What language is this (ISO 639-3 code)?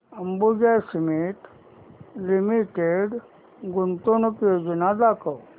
mar